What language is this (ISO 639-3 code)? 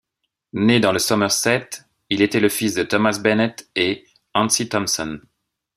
fra